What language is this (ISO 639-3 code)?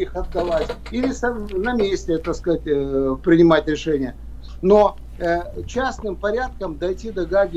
rus